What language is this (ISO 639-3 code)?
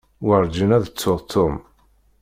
kab